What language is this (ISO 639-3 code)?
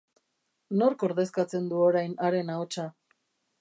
eus